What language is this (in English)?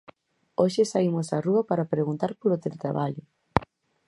Galician